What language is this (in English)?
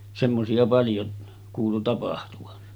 Finnish